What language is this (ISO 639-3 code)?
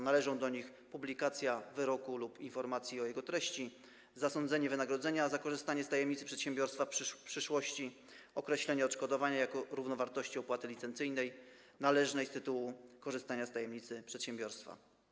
pol